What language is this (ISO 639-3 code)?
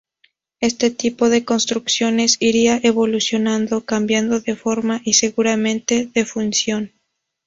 spa